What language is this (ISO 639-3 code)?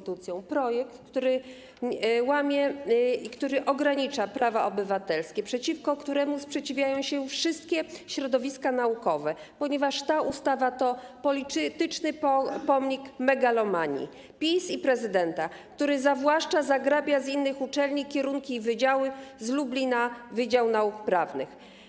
pol